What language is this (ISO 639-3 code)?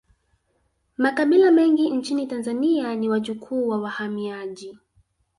swa